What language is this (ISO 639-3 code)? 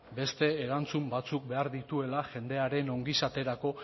eus